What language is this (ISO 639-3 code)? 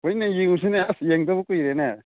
mni